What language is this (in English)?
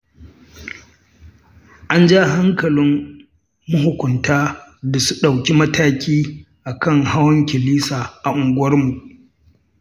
Hausa